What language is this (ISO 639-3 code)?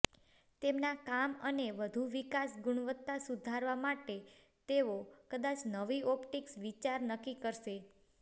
guj